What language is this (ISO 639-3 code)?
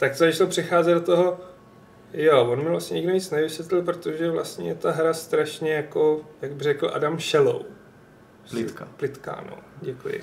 ces